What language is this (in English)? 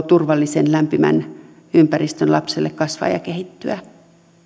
Finnish